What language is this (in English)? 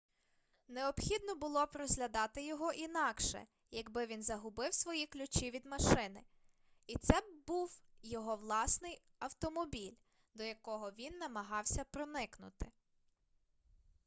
Ukrainian